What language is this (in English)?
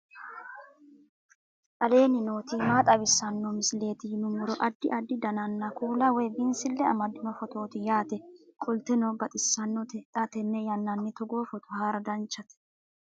Sidamo